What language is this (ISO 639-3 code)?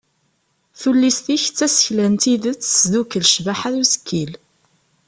kab